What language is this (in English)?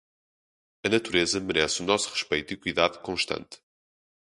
Portuguese